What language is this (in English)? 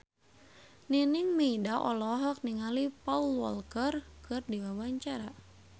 Sundanese